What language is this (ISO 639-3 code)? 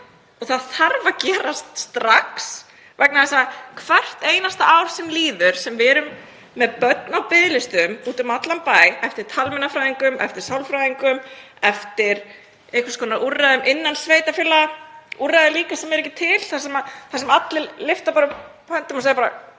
isl